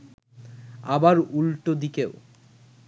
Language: Bangla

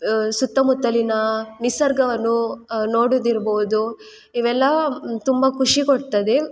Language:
Kannada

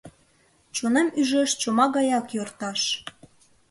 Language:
Mari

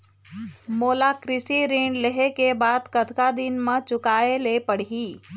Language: Chhattisgarhi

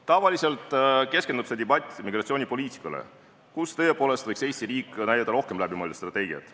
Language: Estonian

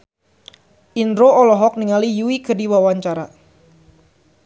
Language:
Sundanese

